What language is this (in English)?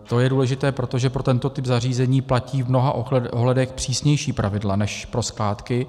Czech